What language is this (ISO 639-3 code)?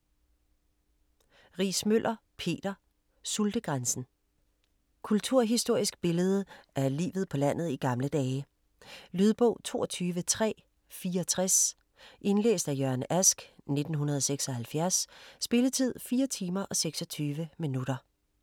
dan